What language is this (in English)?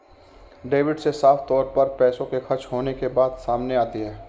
Hindi